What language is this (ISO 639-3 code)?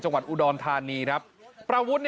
tha